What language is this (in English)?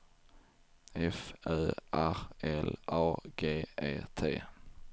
Swedish